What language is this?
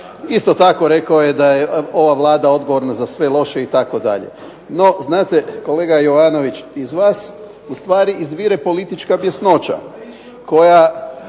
Croatian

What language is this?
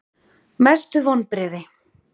Icelandic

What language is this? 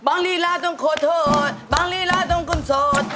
Thai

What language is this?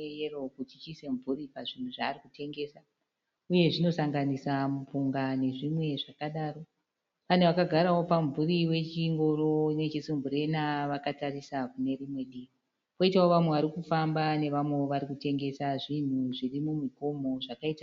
Shona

